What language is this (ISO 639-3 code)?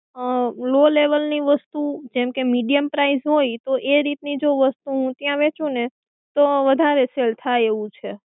guj